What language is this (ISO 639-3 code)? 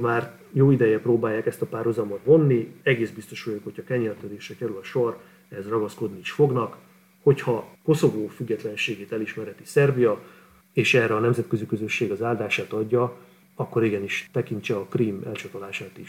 hun